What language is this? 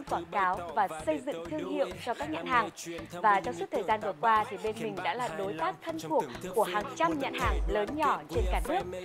Vietnamese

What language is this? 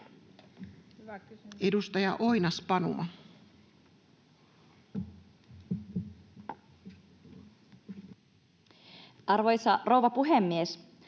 Finnish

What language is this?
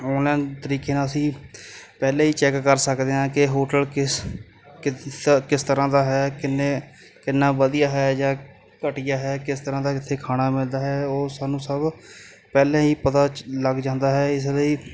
Punjabi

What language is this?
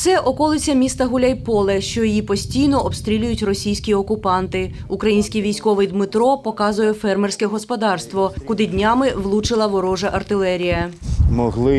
Ukrainian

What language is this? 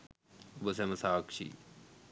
Sinhala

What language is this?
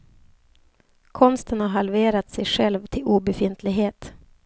Swedish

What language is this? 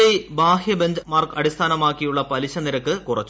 Malayalam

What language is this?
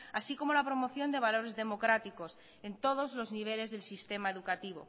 Spanish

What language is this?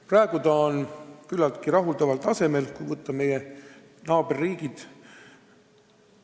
Estonian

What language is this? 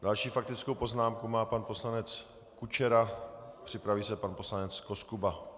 Czech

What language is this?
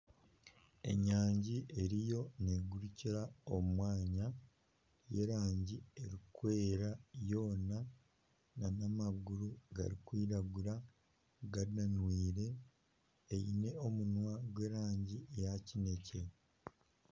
Nyankole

